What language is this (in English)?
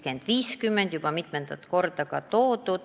Estonian